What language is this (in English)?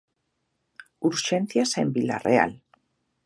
Galician